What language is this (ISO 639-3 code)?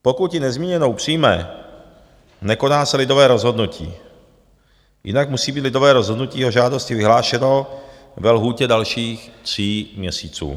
ces